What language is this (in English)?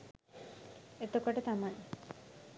Sinhala